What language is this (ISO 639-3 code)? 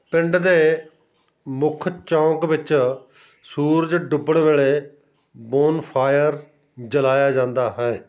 pan